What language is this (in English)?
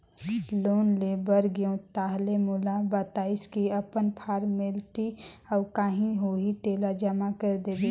Chhattisgarhi